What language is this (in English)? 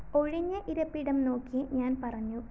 Malayalam